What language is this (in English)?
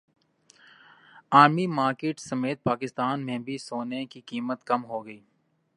Urdu